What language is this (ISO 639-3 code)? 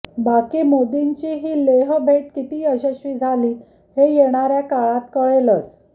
mar